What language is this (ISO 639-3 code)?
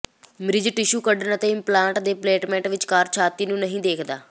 pan